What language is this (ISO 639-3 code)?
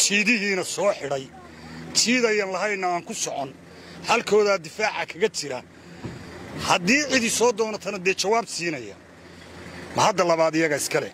ara